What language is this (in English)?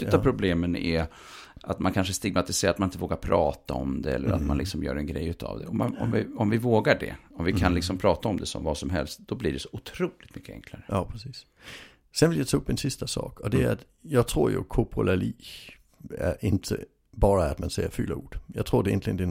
Swedish